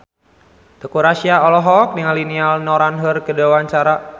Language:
Sundanese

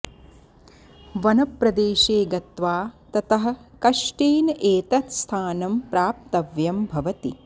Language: Sanskrit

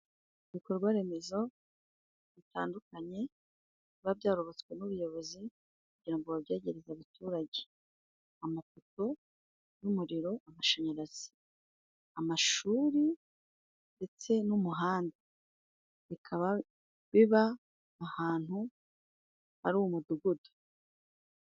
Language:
Kinyarwanda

